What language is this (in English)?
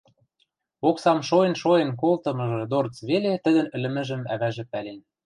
Western Mari